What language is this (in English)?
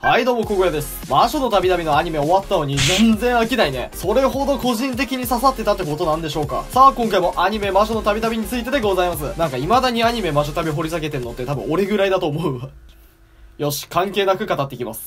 Japanese